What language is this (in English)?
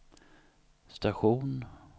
Swedish